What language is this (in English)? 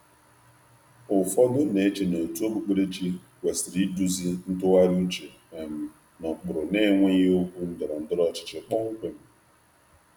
Igbo